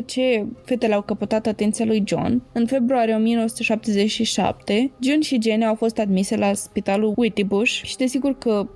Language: Romanian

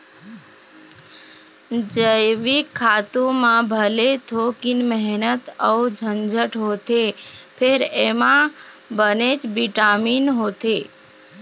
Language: Chhattisgarhi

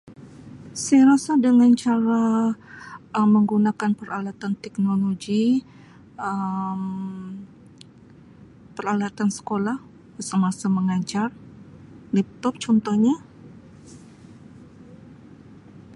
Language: Sabah Malay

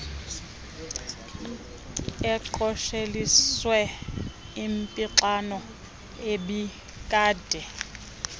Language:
Xhosa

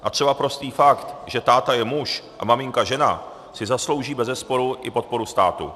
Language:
Czech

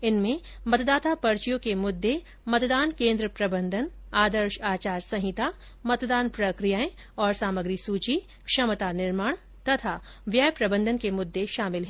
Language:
Hindi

